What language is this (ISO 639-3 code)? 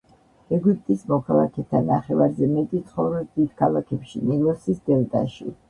kat